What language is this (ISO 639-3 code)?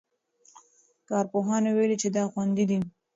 pus